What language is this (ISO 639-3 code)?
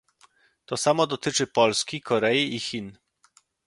pol